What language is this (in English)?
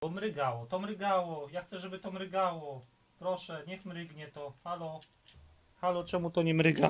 Polish